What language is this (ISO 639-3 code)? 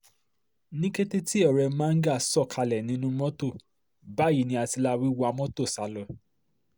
yor